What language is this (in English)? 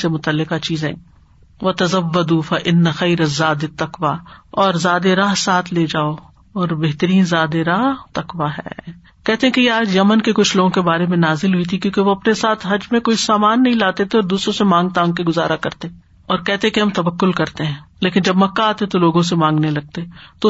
Urdu